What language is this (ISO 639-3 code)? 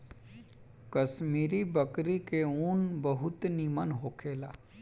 bho